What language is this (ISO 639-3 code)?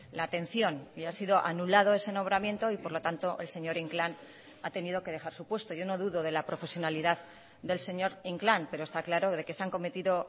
spa